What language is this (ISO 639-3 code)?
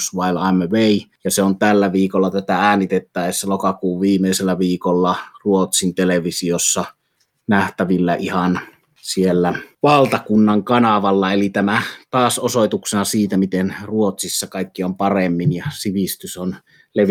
fin